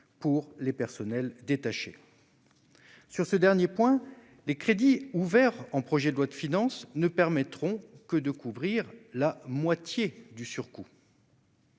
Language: French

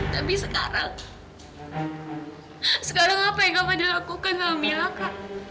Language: Indonesian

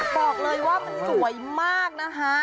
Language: Thai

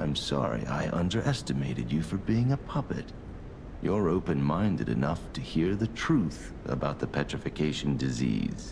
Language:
Italian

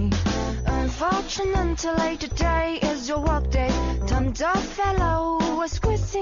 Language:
Chinese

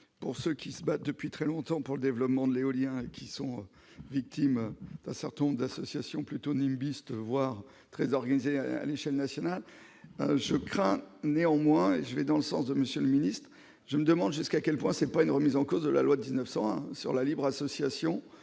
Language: French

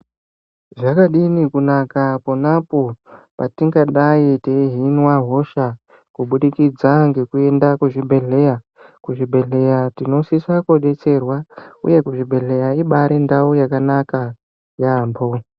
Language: Ndau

